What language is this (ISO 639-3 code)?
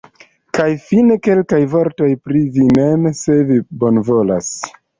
epo